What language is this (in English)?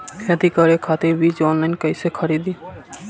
Bhojpuri